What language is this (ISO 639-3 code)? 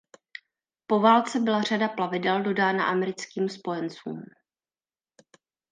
ces